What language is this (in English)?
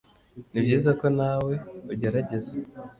Kinyarwanda